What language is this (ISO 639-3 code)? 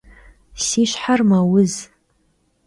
kbd